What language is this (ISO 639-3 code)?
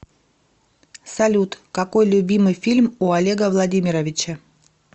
rus